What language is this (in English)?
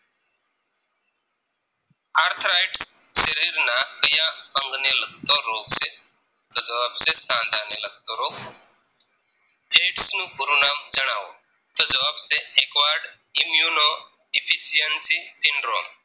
Gujarati